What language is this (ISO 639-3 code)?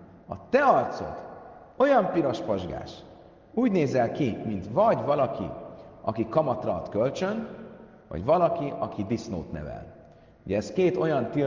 hun